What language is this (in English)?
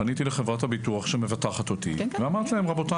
Hebrew